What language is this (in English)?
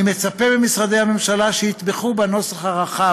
Hebrew